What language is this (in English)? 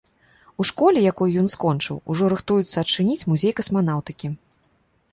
Belarusian